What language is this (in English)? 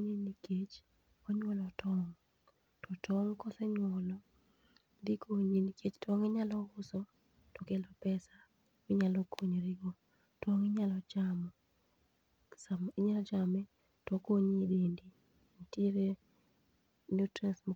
Luo (Kenya and Tanzania)